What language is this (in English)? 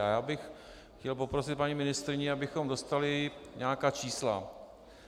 Czech